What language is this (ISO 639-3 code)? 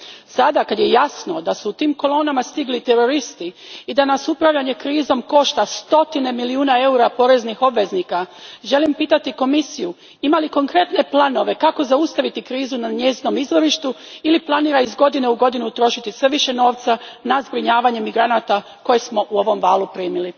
hrv